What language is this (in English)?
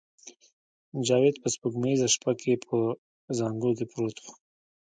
Pashto